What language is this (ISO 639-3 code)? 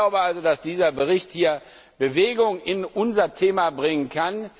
deu